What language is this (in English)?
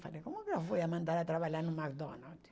Portuguese